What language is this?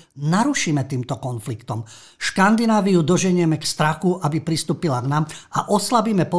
Slovak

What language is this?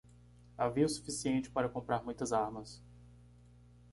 Portuguese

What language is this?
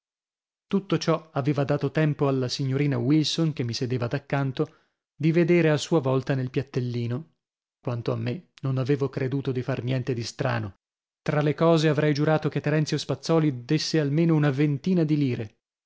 Italian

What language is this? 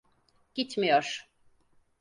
Turkish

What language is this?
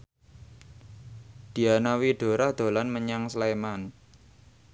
Javanese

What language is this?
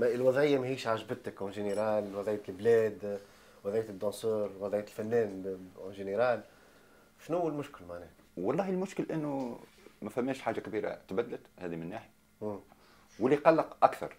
Arabic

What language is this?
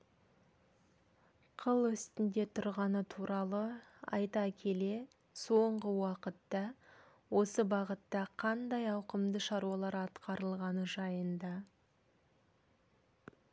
Kazakh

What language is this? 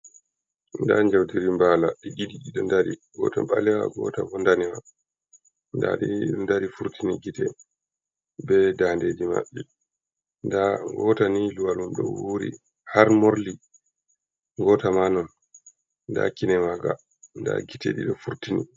Fula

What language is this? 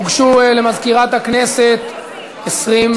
Hebrew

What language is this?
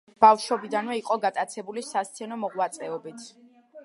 Georgian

